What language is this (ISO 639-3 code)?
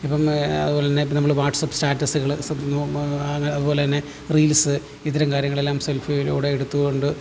mal